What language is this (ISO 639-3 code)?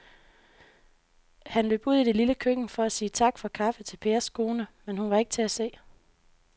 dan